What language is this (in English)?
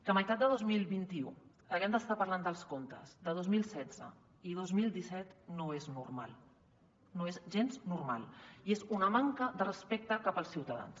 Catalan